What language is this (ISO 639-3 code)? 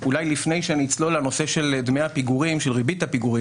heb